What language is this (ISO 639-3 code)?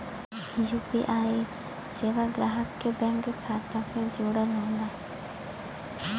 bho